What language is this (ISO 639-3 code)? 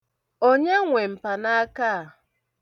ibo